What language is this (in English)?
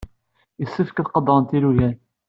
Kabyle